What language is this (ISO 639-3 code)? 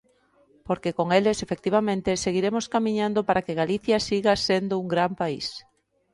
glg